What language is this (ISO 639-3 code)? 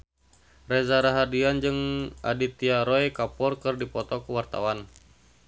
sun